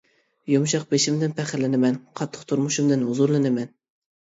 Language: Uyghur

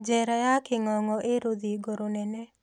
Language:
Kikuyu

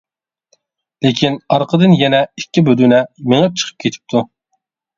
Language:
Uyghur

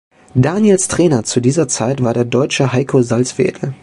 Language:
German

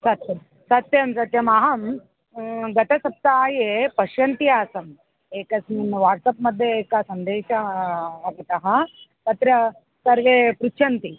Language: Sanskrit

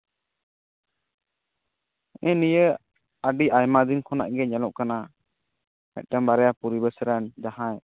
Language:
Santali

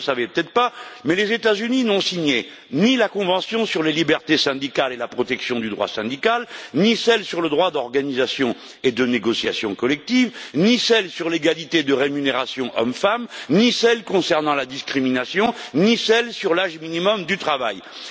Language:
French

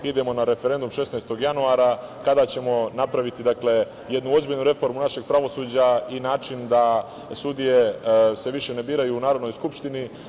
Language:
Serbian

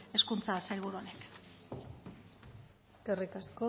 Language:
Basque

